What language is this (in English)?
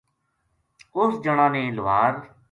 Gujari